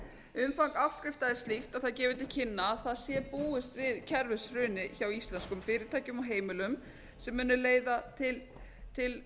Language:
Icelandic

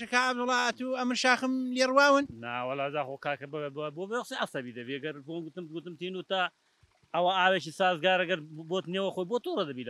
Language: Arabic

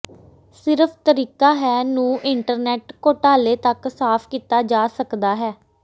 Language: Punjabi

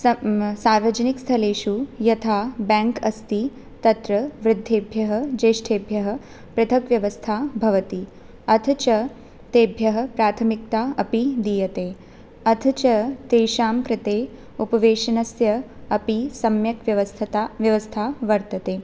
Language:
Sanskrit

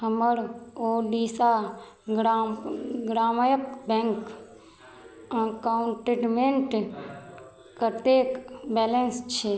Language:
Maithili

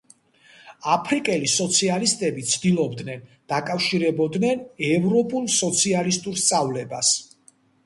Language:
Georgian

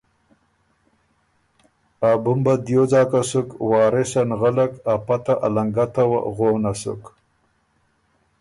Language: Ormuri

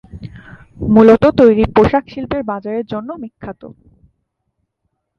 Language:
Bangla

